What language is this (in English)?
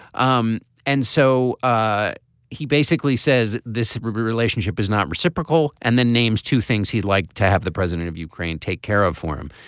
English